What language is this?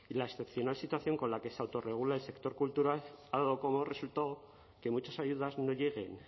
Spanish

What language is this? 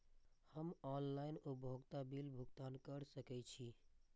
Maithili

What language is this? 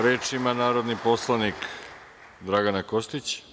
Serbian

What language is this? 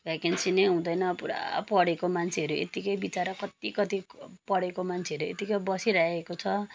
Nepali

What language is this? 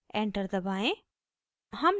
Hindi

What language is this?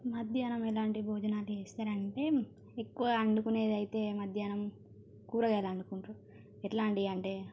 Telugu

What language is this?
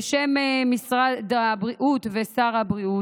Hebrew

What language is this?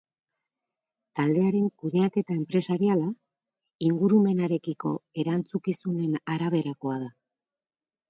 Basque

